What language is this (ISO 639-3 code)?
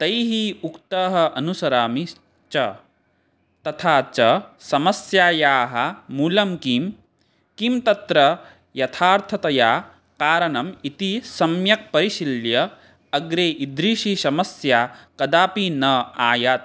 san